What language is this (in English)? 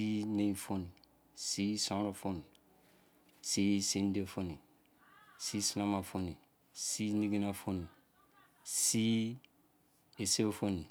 Izon